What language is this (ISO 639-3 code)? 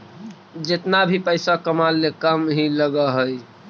mag